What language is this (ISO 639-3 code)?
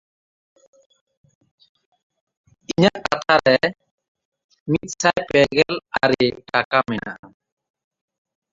sat